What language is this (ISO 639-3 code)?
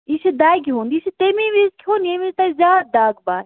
kas